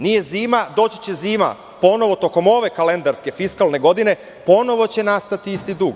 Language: Serbian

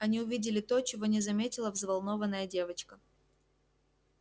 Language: Russian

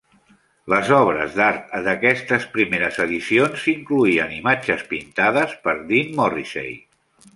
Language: Catalan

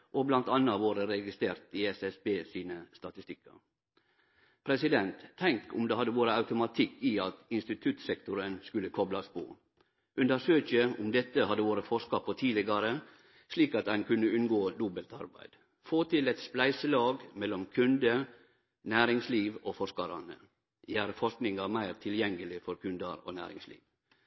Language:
Norwegian Nynorsk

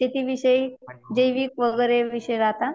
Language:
Marathi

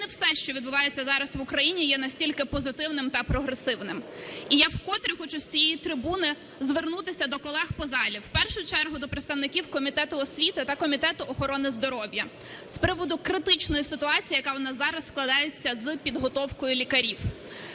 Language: Ukrainian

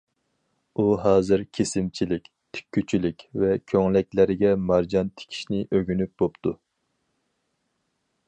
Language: Uyghur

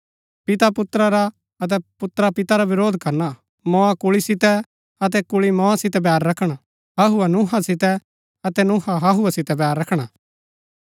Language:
Gaddi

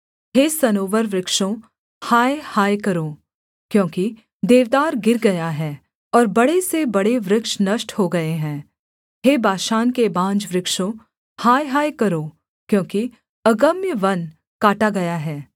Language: Hindi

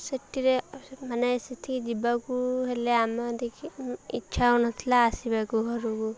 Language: Odia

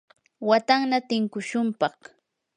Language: Yanahuanca Pasco Quechua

